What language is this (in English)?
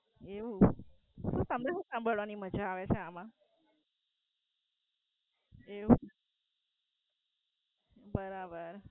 Gujarati